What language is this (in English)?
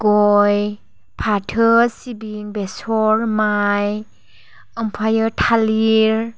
Bodo